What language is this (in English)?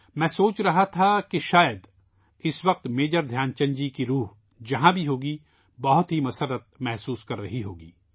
Urdu